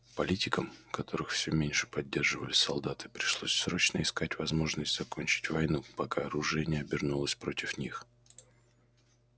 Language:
Russian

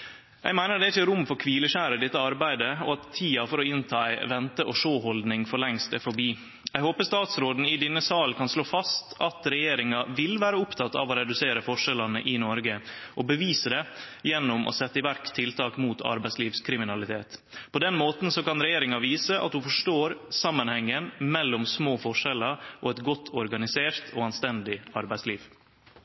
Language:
Norwegian Nynorsk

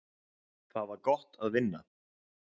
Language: Icelandic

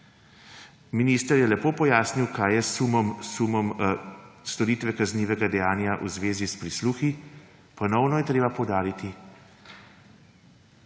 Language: Slovenian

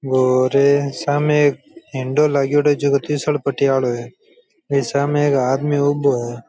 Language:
Rajasthani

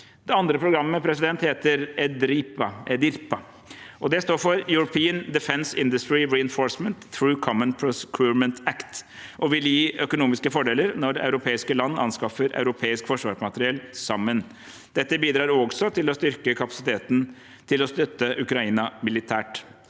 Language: Norwegian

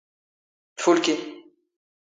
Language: Standard Moroccan Tamazight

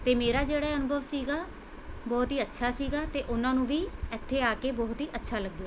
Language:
Punjabi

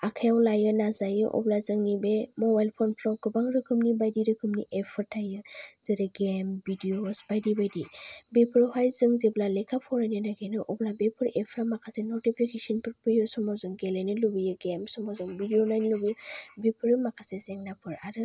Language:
Bodo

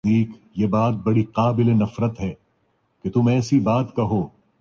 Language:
Urdu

